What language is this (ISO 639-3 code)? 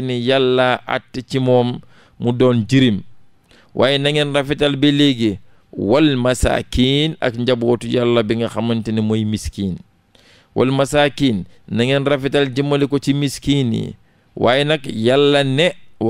ind